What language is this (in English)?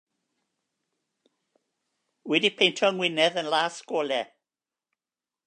Welsh